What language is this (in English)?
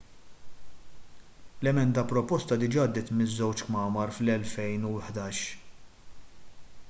Maltese